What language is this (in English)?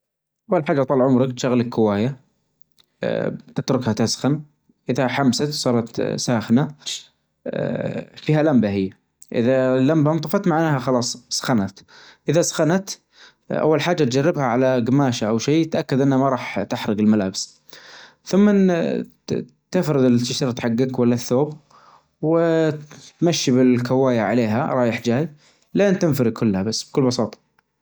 Najdi Arabic